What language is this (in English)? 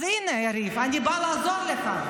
Hebrew